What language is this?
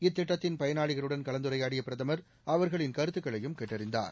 Tamil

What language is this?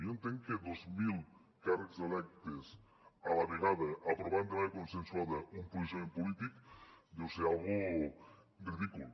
Catalan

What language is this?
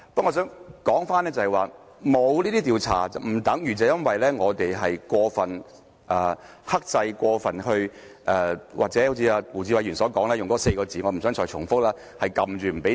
Cantonese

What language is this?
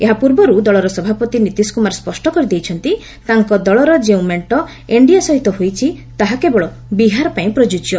Odia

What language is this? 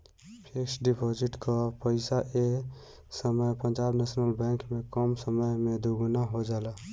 Bhojpuri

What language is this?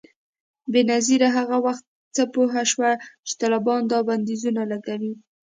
Pashto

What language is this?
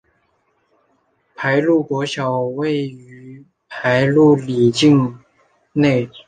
Chinese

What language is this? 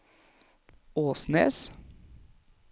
Norwegian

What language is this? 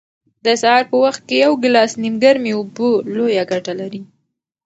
Pashto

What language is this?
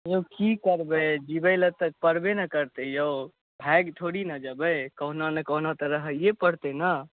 Maithili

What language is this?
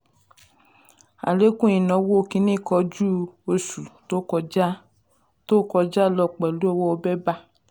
Yoruba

